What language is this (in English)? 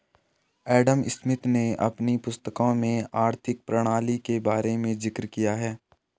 Hindi